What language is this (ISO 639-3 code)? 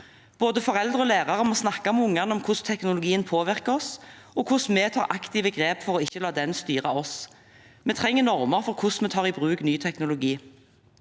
nor